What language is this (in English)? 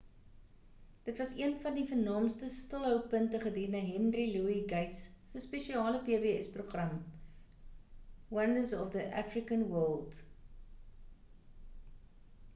Afrikaans